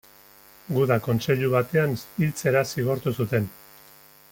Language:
Basque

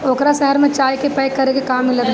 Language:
Bhojpuri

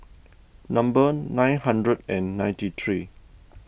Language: English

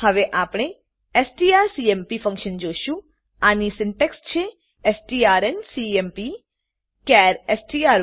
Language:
Gujarati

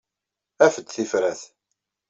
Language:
Kabyle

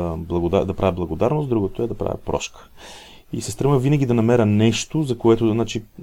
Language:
Bulgarian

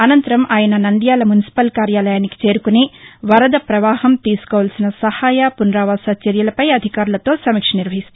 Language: Telugu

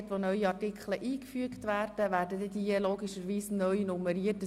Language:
Swiss German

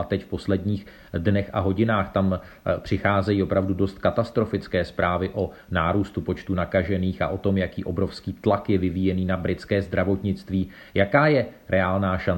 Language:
Czech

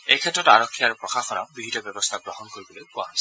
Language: Assamese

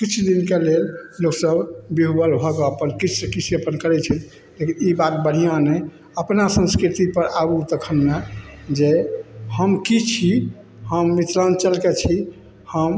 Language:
Maithili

